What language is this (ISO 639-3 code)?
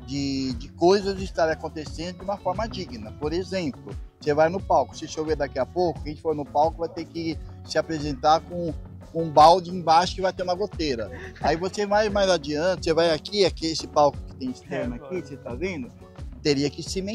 por